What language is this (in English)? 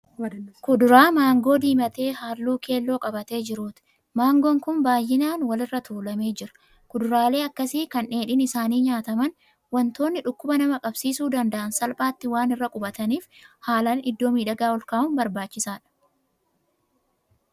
Oromo